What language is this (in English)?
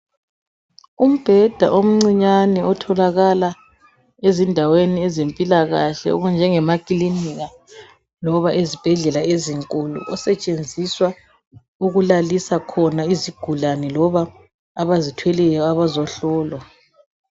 North Ndebele